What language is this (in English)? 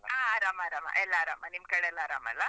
Kannada